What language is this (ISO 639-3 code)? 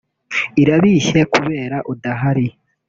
kin